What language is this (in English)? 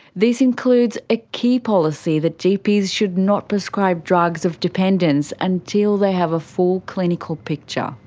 English